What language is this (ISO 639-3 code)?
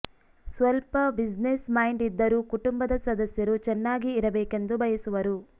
kan